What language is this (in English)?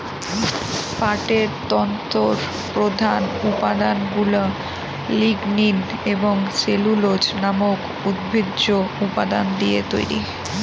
Bangla